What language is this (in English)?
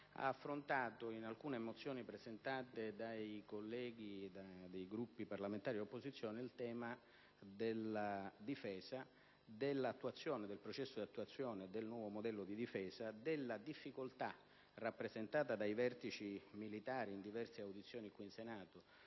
Italian